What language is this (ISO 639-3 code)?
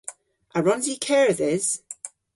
cor